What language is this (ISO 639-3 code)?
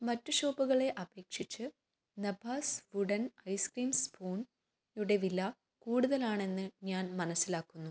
mal